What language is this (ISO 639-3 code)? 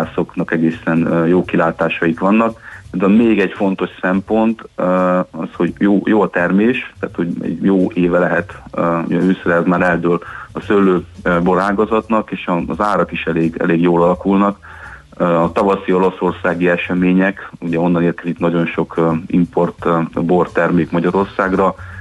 hun